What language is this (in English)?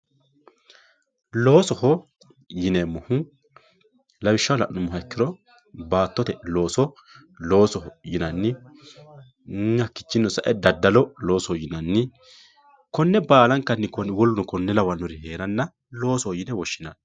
Sidamo